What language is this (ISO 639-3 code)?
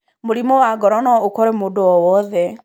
kik